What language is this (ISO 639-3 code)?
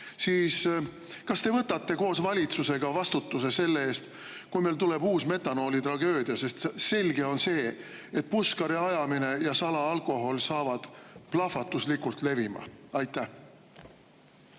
est